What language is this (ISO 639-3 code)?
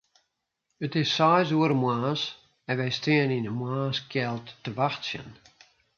fry